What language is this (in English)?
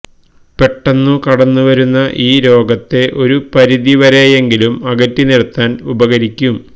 Malayalam